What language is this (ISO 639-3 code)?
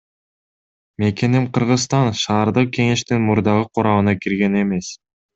kir